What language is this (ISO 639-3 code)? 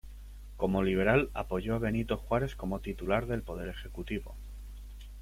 spa